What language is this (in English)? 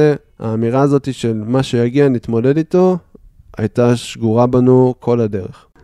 Hebrew